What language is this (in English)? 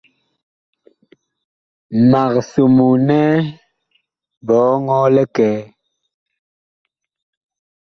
Bakoko